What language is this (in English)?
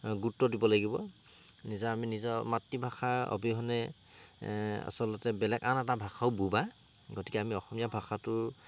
Assamese